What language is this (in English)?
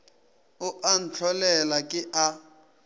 Northern Sotho